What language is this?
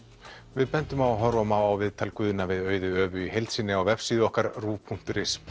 Icelandic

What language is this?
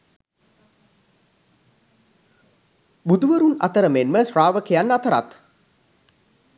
Sinhala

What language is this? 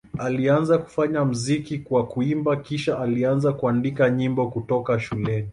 Swahili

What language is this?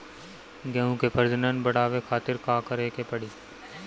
Bhojpuri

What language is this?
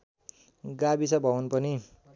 Nepali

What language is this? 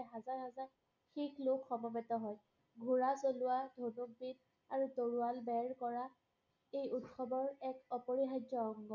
Assamese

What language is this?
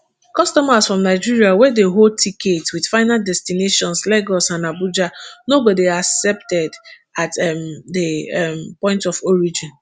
Nigerian Pidgin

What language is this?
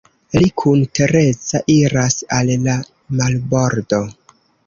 Esperanto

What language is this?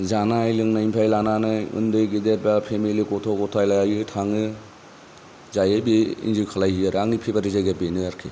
Bodo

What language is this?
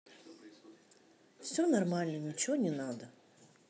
Russian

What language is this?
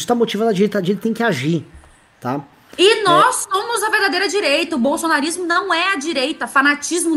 Portuguese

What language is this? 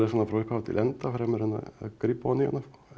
Icelandic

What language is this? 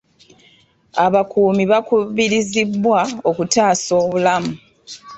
Ganda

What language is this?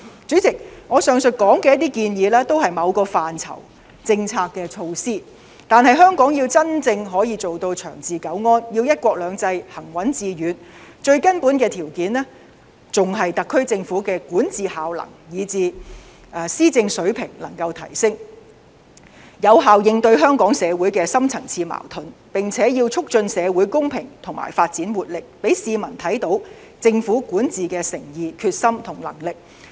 Cantonese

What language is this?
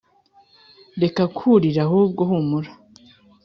Kinyarwanda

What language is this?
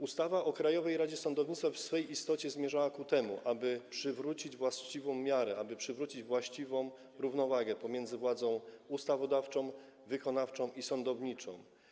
Polish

